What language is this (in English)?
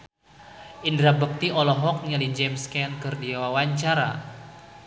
Sundanese